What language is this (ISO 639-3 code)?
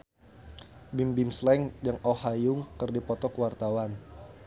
sun